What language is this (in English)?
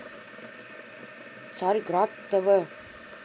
Russian